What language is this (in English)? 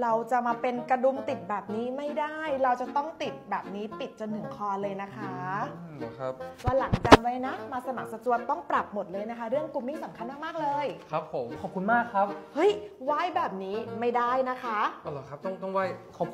Thai